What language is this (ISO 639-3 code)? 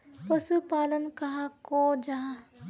mag